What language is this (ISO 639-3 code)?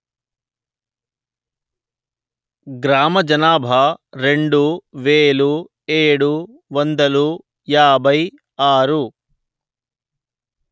tel